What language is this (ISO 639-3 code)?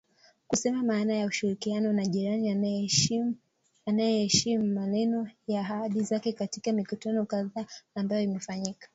swa